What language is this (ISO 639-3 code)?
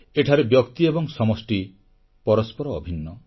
ori